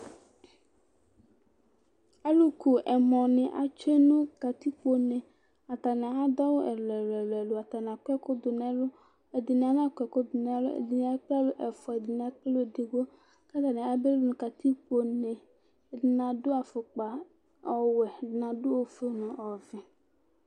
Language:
Ikposo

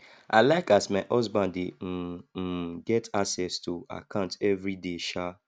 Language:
Nigerian Pidgin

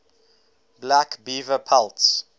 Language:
English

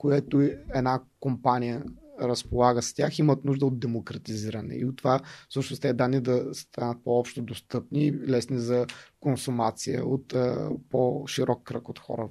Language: Bulgarian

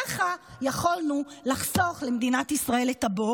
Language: Hebrew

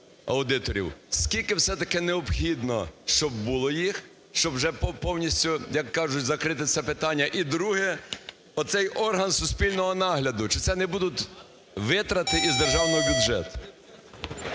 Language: Ukrainian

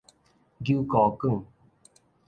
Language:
Min Nan Chinese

